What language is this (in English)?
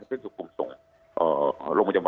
Thai